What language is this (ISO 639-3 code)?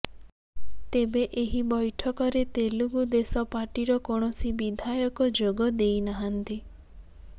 ori